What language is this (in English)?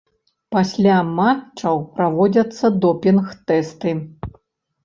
Belarusian